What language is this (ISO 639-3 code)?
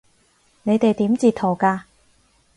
yue